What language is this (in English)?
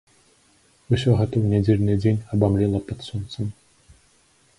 Belarusian